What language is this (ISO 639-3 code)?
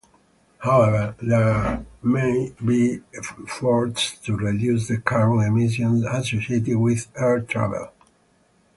eng